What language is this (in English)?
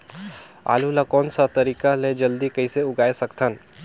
Chhattisgarhi